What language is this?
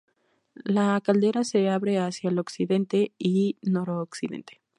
Spanish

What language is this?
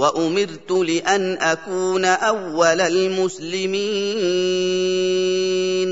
Arabic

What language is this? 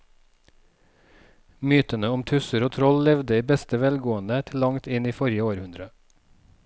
Norwegian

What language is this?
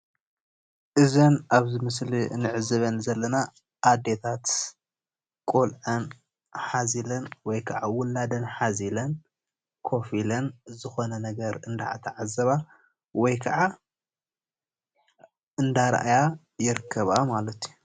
Tigrinya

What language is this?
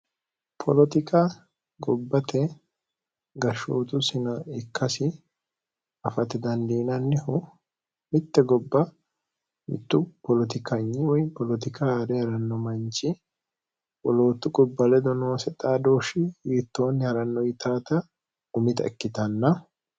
Sidamo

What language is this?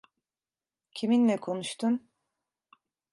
Turkish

